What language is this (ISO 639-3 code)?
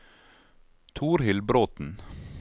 nor